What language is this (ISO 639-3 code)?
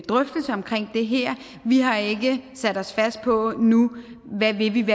dan